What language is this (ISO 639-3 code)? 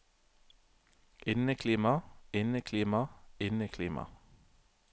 nor